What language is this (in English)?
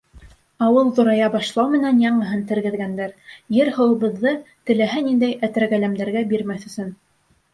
Bashkir